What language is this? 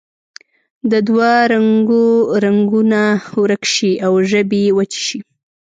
Pashto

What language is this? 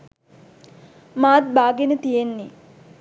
Sinhala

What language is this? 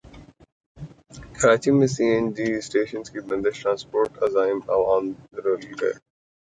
Urdu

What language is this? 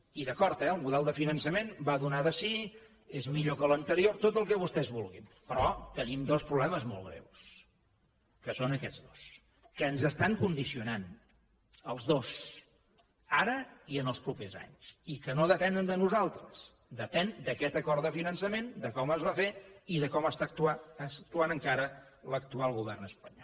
Catalan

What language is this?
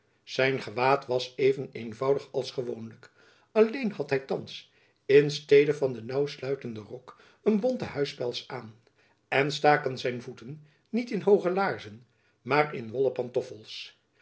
Dutch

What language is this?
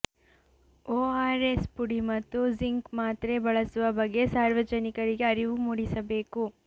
Kannada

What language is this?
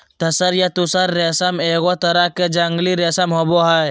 Magahi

